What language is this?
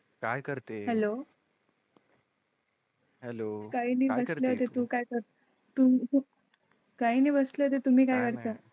Marathi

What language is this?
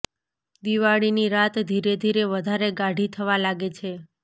Gujarati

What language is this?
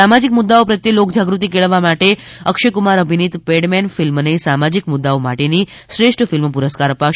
Gujarati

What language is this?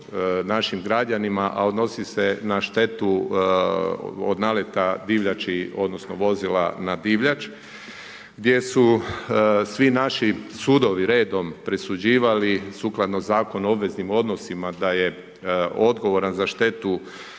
Croatian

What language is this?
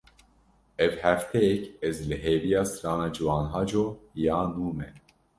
Kurdish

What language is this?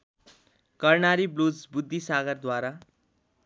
Nepali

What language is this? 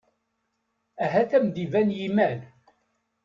Kabyle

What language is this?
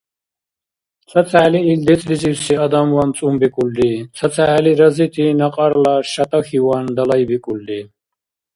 Dargwa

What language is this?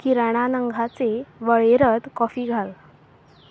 Konkani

